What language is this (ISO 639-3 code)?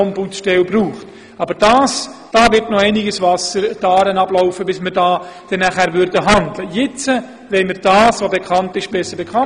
gsw